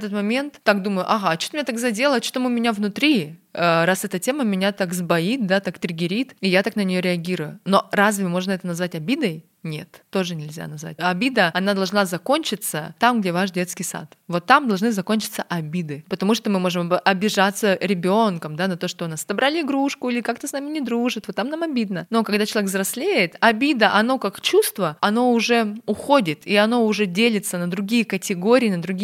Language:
Russian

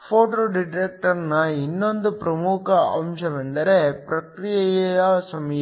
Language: Kannada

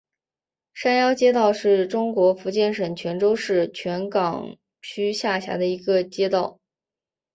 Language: Chinese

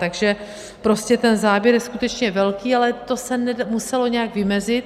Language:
Czech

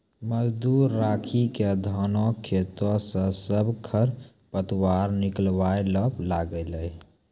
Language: Maithili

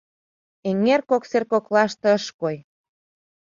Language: Mari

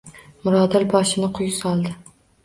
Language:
Uzbek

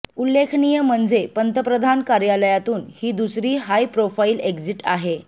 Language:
Marathi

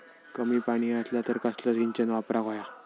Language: Marathi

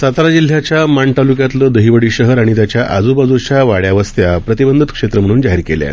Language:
Marathi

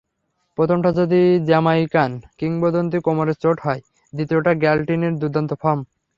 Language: Bangla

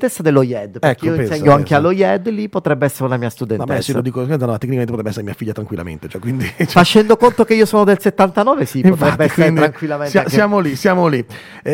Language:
Italian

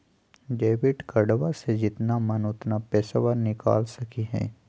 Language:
Magahi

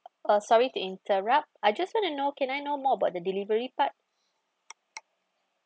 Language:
English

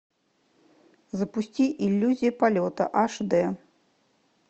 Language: Russian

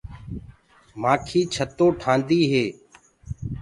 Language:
Gurgula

